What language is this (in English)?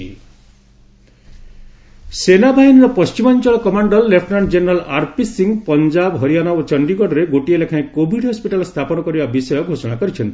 Odia